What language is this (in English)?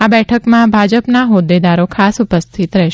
Gujarati